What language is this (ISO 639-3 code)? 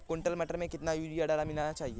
hin